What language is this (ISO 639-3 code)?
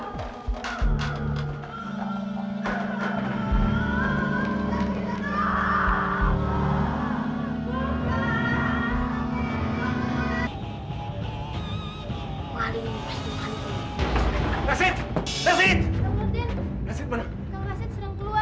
ind